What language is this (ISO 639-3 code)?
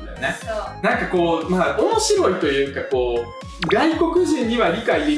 jpn